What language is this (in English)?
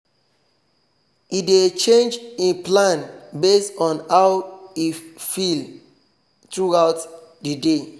Nigerian Pidgin